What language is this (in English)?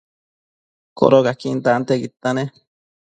Matsés